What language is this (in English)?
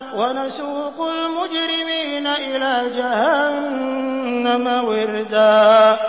Arabic